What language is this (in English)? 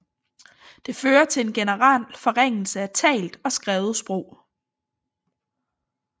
Danish